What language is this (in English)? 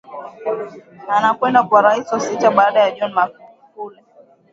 Swahili